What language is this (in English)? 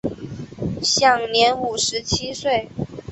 Chinese